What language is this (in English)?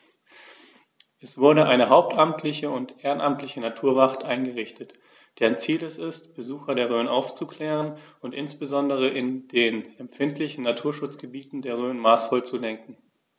German